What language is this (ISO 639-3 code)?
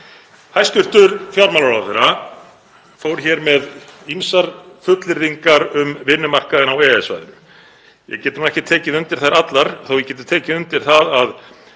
isl